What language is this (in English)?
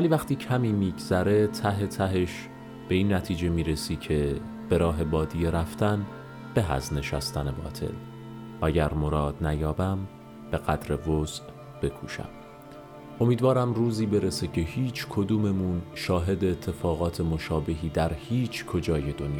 Persian